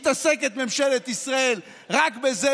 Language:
Hebrew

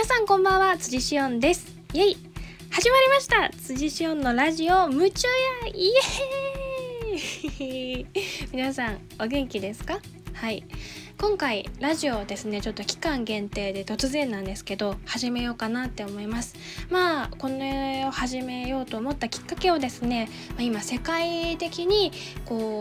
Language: Japanese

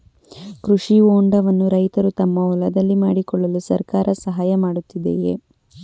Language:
Kannada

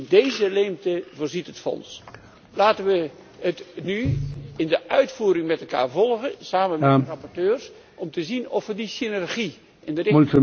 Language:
Dutch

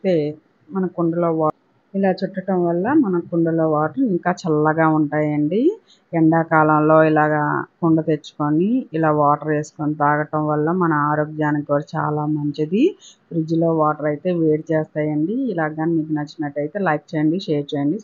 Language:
Telugu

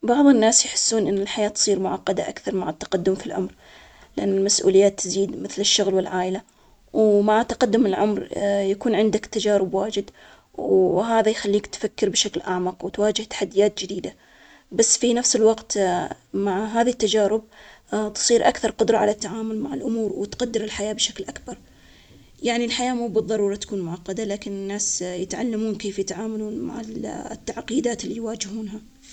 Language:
Omani Arabic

